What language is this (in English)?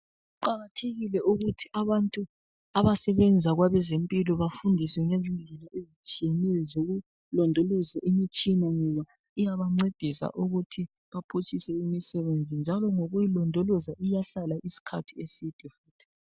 North Ndebele